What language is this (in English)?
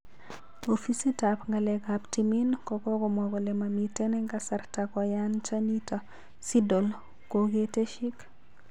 Kalenjin